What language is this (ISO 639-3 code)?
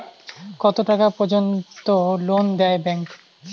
ben